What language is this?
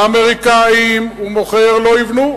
Hebrew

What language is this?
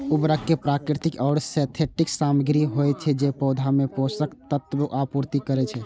Maithili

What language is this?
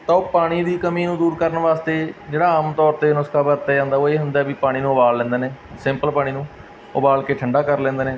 Punjabi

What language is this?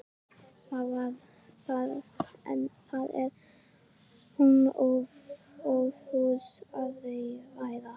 Icelandic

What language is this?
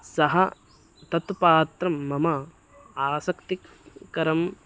Sanskrit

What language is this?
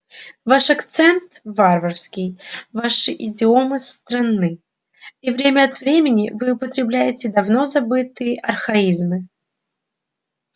Russian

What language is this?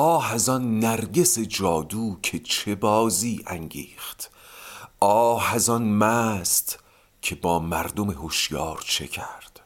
Persian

